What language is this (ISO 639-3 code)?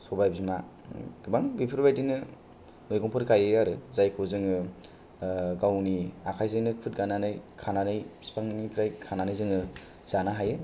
brx